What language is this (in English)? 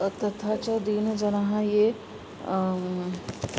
Sanskrit